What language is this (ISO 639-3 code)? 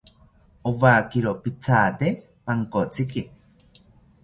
cpy